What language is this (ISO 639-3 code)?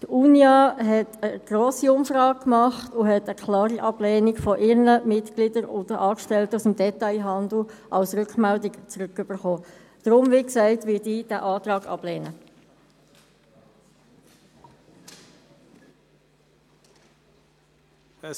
gsw